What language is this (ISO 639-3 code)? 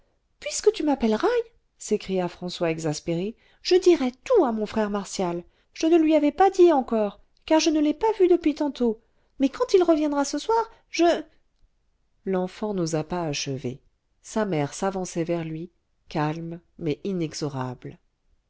fra